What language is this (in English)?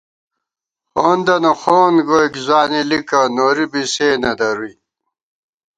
Gawar-Bati